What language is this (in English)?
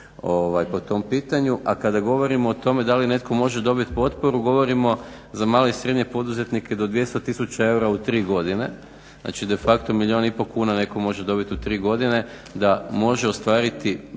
Croatian